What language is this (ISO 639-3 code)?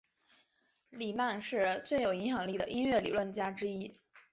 zho